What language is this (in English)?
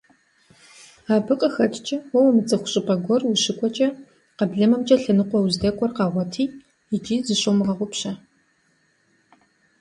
Kabardian